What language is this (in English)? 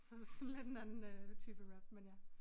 Danish